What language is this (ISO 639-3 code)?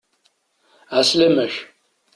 kab